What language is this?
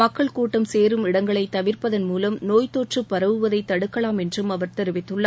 Tamil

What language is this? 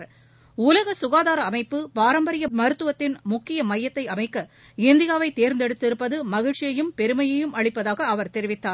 Tamil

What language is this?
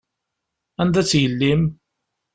Kabyle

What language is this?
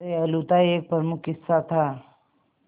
Hindi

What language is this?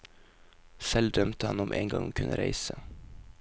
Norwegian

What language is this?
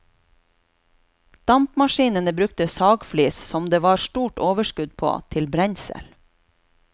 Norwegian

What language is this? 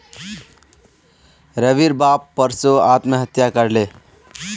Magahi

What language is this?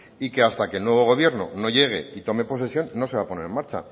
Spanish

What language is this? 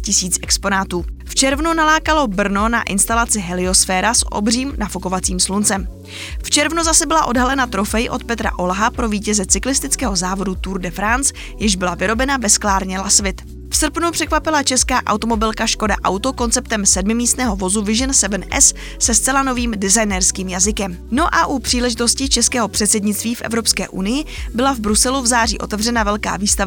Czech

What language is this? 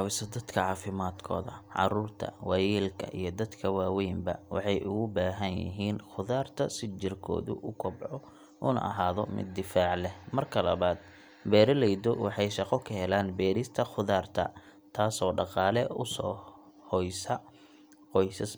Somali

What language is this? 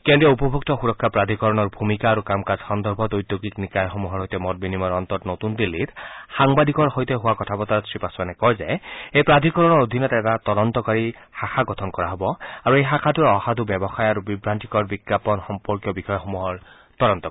Assamese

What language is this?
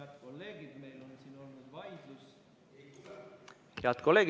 Estonian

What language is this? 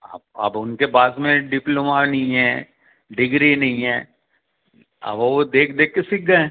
Hindi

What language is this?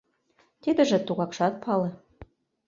Mari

